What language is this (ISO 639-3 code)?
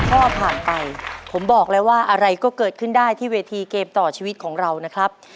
tha